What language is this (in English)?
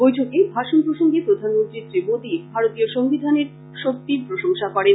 Bangla